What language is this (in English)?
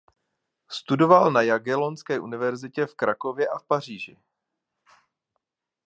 Czech